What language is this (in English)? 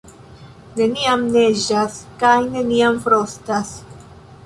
Esperanto